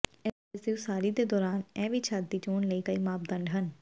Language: Punjabi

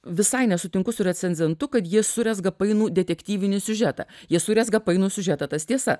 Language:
Lithuanian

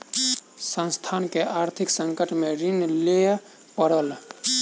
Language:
Maithili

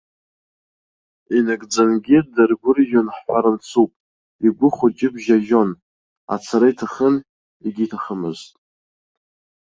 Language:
Abkhazian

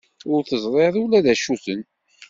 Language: Kabyle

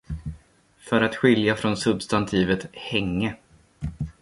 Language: Swedish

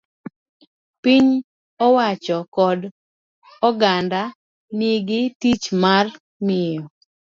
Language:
Luo (Kenya and Tanzania)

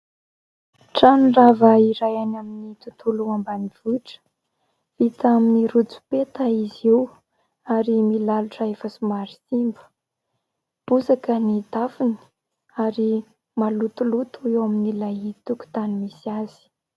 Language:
Malagasy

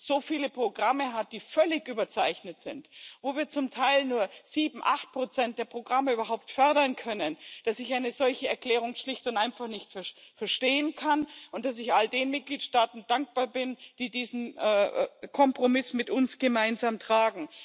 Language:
German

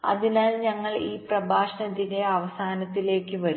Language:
Malayalam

